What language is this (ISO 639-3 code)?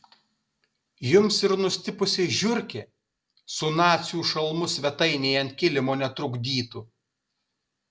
lit